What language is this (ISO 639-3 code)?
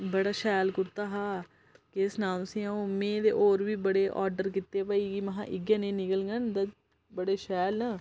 doi